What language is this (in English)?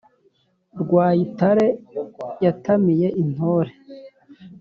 Kinyarwanda